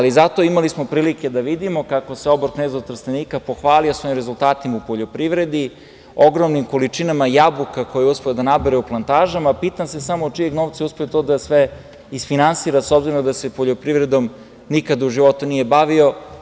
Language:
Serbian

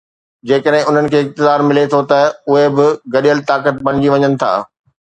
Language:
Sindhi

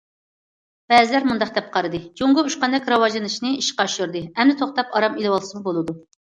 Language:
Uyghur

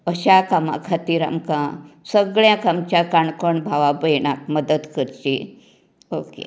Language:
Konkani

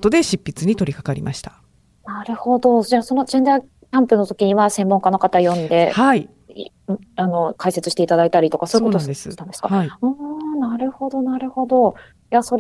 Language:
Japanese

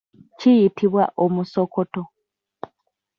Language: Ganda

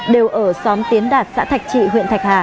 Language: Vietnamese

